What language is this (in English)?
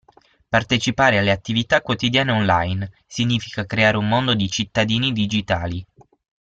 Italian